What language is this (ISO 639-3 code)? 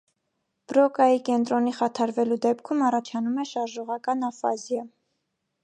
hye